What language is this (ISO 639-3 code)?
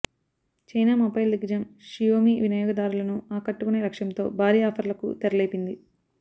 tel